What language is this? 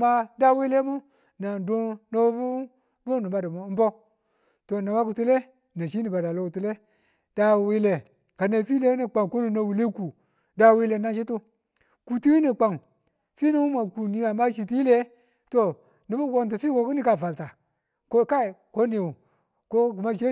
Tula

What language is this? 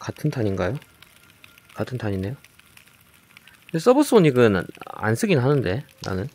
Korean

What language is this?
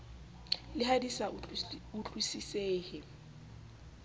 Southern Sotho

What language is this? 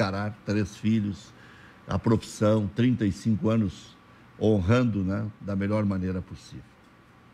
Portuguese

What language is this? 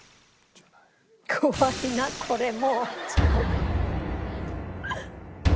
Japanese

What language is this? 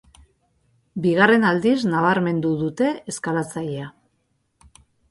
Basque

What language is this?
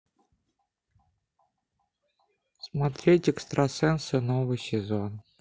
Russian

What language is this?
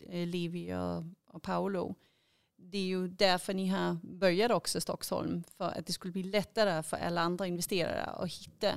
Swedish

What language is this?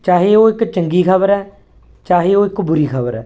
Punjabi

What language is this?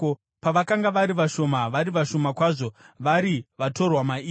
Shona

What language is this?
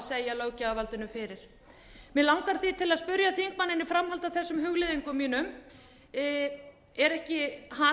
Icelandic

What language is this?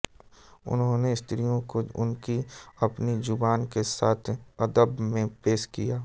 Hindi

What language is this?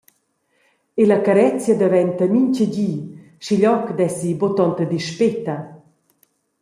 Romansh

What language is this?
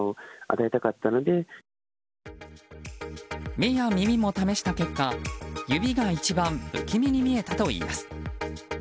Japanese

